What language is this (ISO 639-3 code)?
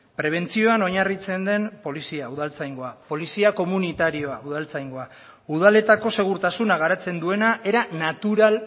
eus